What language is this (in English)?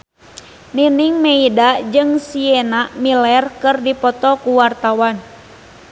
Sundanese